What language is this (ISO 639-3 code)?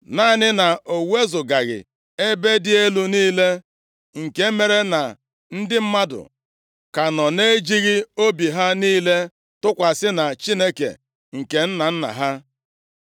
ibo